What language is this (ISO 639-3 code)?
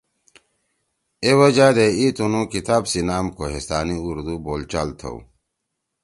trw